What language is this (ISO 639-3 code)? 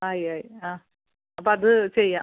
mal